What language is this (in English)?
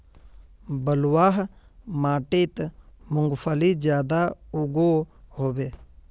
Magahi